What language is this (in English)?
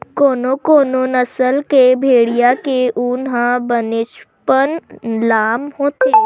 Chhattisgarhi